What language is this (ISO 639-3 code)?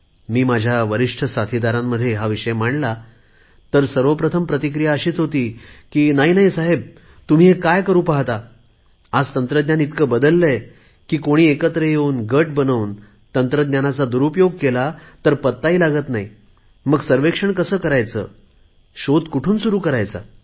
mar